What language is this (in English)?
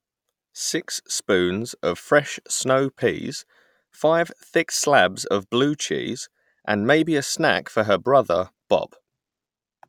English